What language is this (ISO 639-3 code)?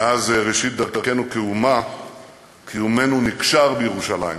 heb